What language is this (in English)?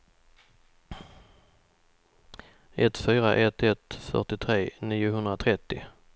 Swedish